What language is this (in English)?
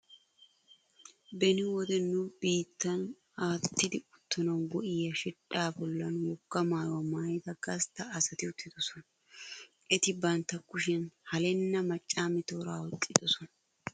Wolaytta